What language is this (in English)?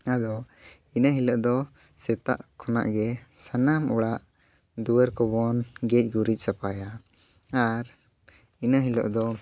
Santali